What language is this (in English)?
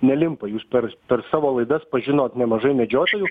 Lithuanian